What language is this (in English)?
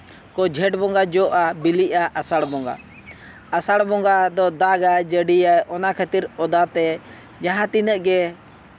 Santali